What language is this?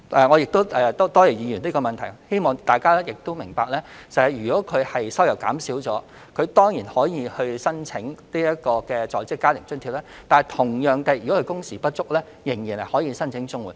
Cantonese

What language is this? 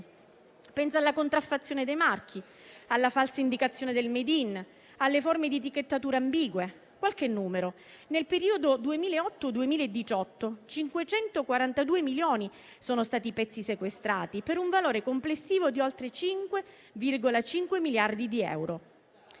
Italian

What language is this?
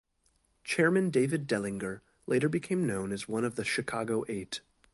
English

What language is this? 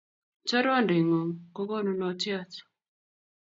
Kalenjin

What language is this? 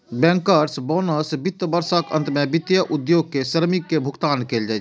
Maithili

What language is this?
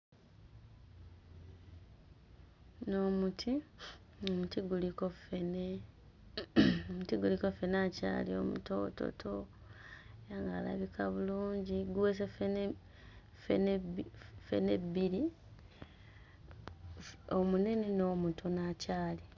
Ganda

